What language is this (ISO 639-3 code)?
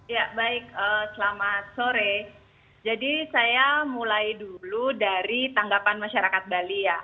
ind